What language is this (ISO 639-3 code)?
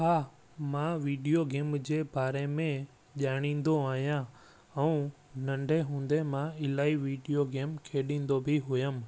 snd